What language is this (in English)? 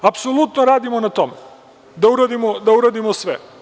Serbian